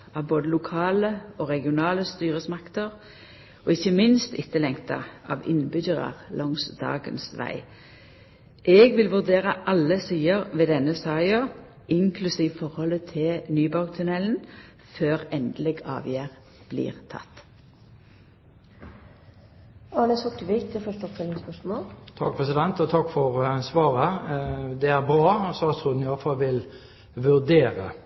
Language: Norwegian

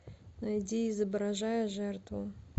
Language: Russian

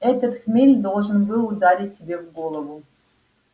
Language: Russian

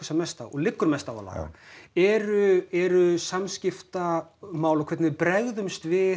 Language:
Icelandic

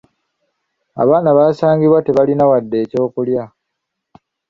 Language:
Ganda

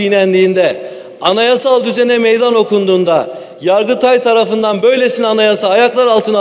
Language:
Turkish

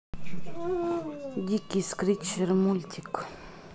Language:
Russian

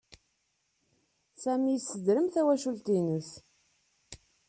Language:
Kabyle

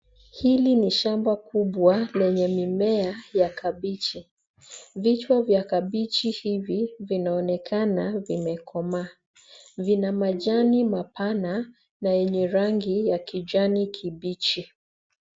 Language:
Swahili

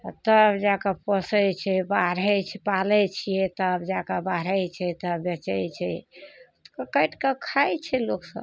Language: Maithili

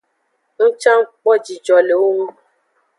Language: Aja (Benin)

